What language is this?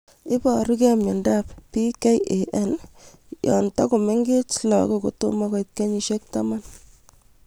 Kalenjin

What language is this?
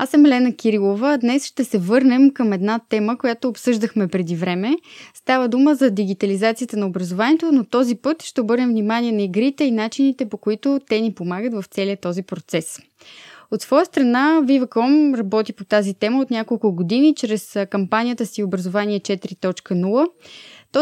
Bulgarian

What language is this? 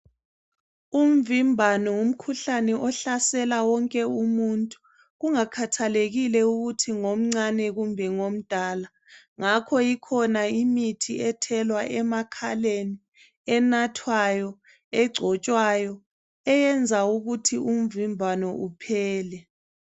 North Ndebele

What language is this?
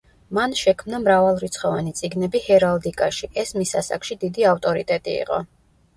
Georgian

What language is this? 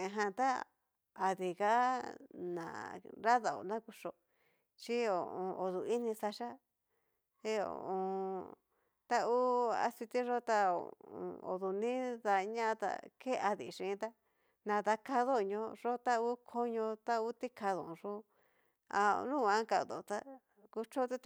Cacaloxtepec Mixtec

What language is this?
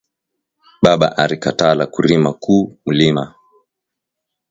Swahili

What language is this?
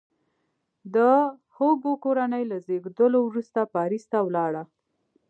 Pashto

